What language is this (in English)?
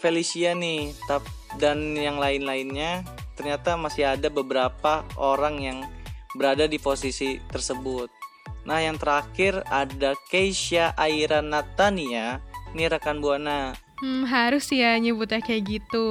Indonesian